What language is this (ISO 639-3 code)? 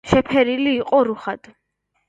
kat